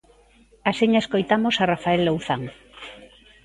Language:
Galician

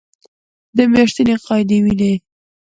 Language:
Pashto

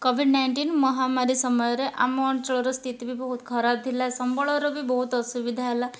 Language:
Odia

